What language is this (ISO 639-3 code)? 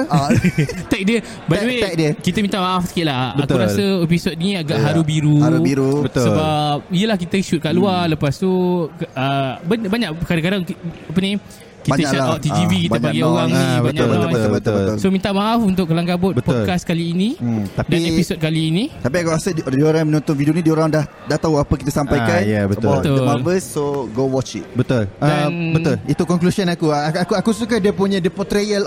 msa